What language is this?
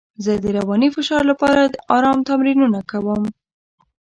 Pashto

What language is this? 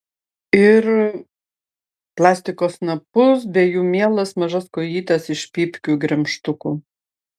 Lithuanian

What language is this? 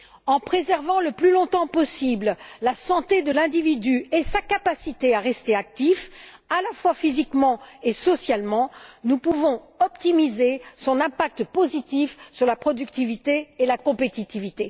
French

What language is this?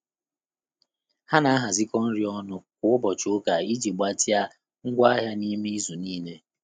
Igbo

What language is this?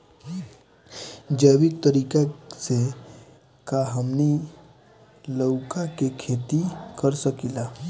Bhojpuri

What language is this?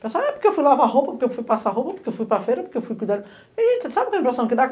Portuguese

